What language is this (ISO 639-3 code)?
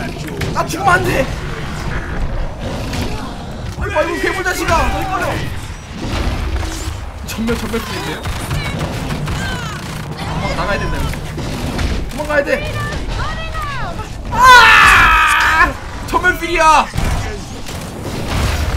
kor